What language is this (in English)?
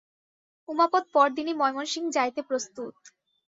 Bangla